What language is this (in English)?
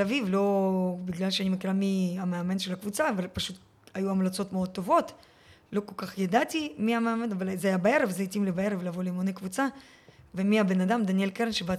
Hebrew